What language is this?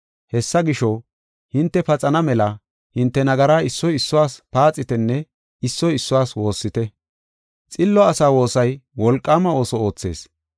Gofa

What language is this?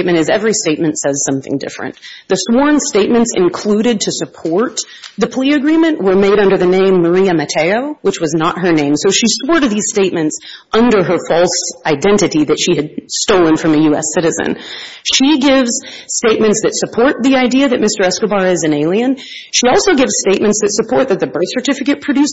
English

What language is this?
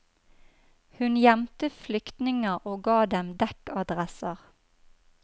Norwegian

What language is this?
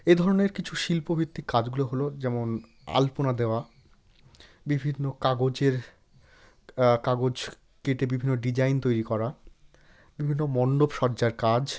Bangla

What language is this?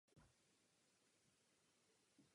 Czech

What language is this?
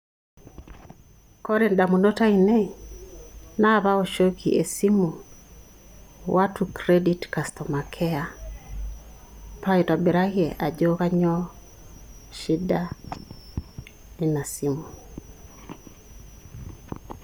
Masai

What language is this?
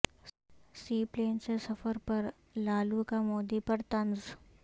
Urdu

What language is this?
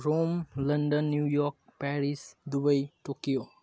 Nepali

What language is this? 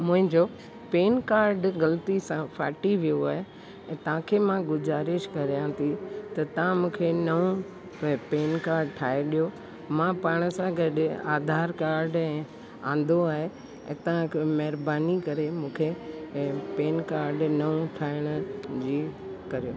Sindhi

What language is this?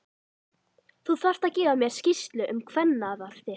Icelandic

